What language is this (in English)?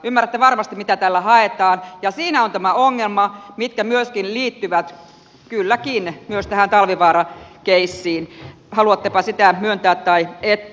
Finnish